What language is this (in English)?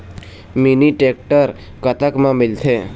Chhattisgarhi